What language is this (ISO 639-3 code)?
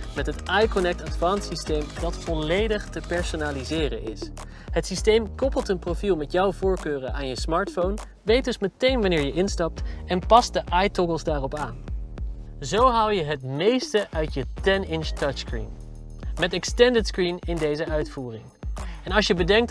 nld